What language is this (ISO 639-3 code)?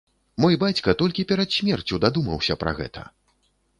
bel